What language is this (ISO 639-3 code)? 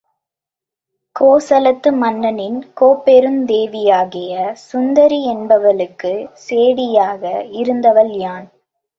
tam